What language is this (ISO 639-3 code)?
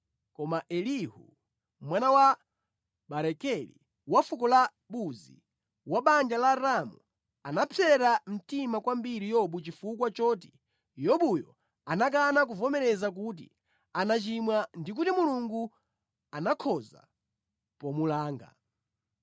nya